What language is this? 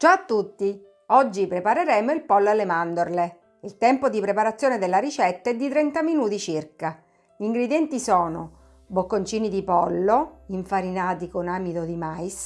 Italian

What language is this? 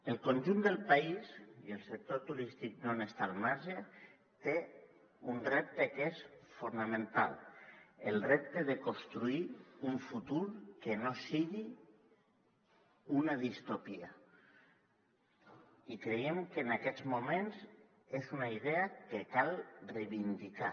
Catalan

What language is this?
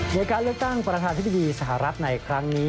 Thai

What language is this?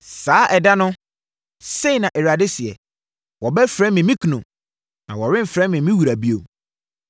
Akan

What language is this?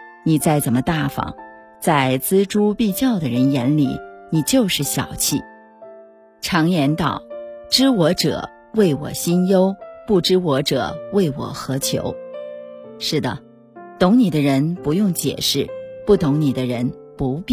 Chinese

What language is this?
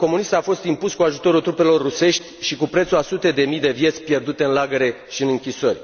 Romanian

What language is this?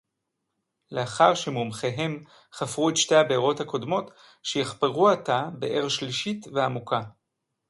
Hebrew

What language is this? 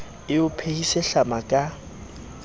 Southern Sotho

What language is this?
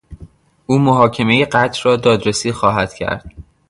Persian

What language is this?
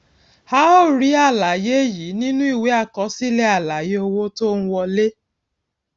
Yoruba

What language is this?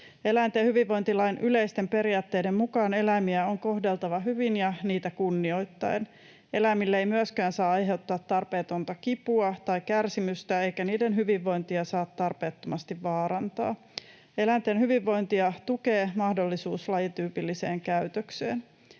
Finnish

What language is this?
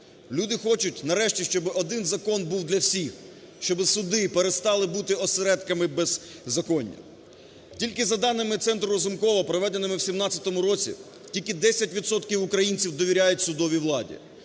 Ukrainian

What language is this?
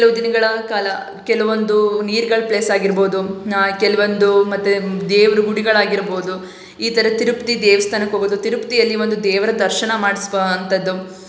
Kannada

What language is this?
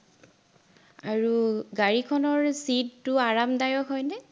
Assamese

